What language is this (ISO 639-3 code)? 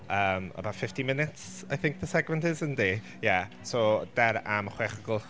cym